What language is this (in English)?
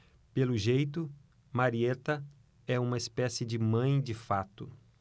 Portuguese